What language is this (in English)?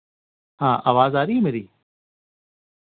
Dogri